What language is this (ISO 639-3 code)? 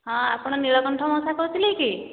ori